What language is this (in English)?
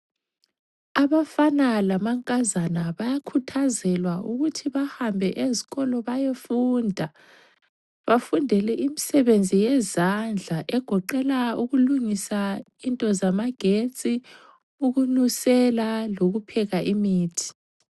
North Ndebele